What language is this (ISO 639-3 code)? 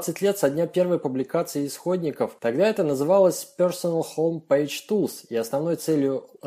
rus